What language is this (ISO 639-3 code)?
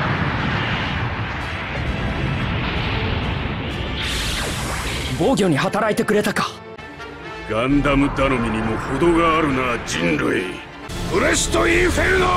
jpn